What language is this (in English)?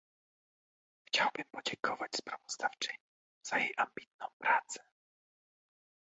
Polish